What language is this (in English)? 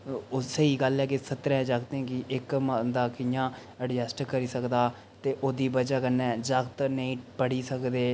Dogri